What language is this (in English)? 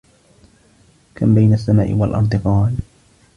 Arabic